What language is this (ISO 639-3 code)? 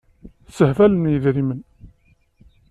kab